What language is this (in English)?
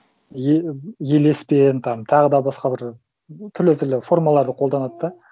Kazakh